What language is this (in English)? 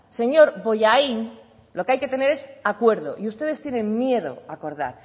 Spanish